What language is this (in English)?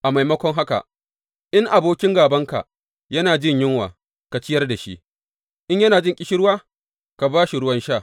Hausa